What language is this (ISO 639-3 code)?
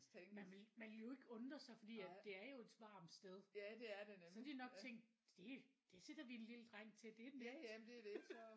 dan